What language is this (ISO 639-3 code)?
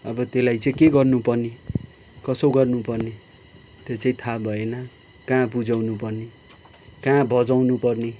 nep